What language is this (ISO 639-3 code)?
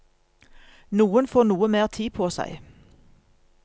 nor